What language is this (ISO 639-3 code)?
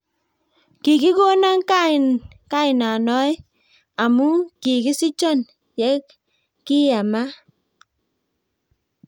kln